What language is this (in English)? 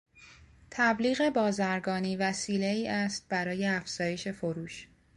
Persian